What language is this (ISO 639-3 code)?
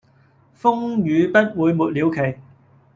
yue